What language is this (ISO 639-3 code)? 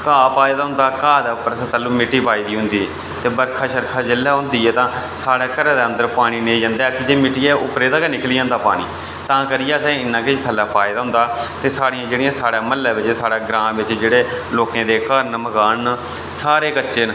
doi